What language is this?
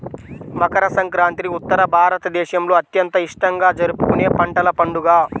Telugu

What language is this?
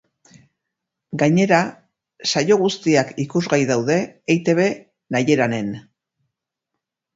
Basque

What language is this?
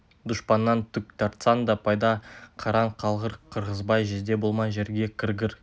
Kazakh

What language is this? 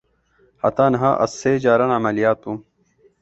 Kurdish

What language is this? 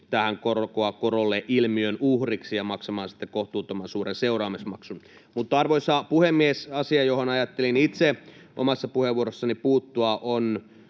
Finnish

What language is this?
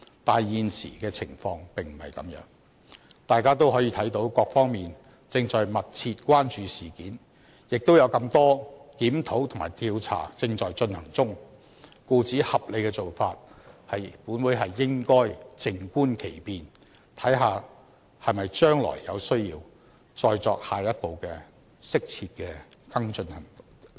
Cantonese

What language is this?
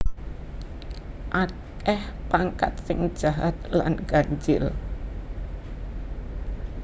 Javanese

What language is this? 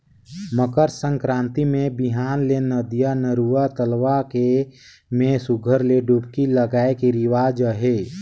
Chhattisgarhi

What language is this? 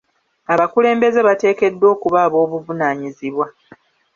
Ganda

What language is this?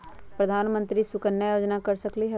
Magahi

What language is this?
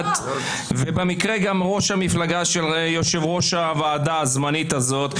Hebrew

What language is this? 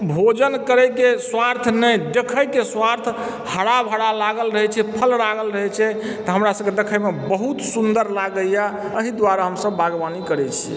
Maithili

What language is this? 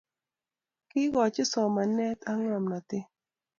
Kalenjin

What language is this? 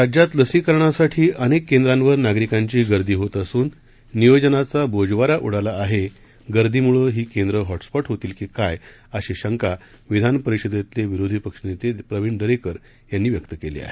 Marathi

